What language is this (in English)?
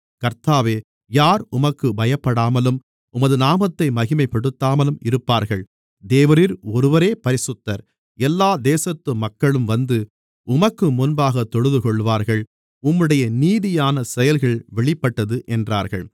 Tamil